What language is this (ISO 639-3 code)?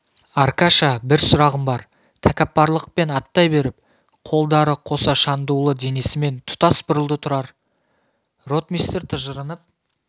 kaz